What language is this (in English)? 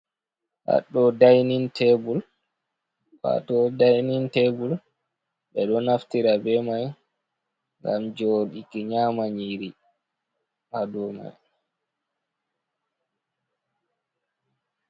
Fula